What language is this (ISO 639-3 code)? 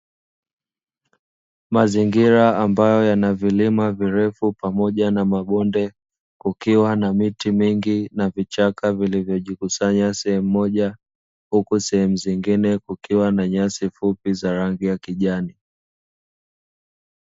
swa